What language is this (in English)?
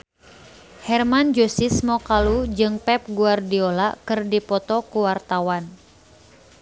Sundanese